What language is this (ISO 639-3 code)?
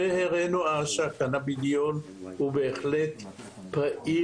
heb